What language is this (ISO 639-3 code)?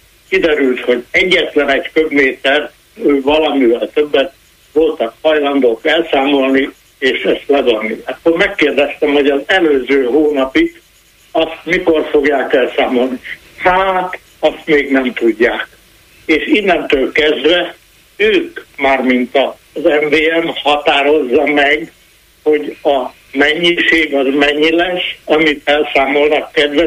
hun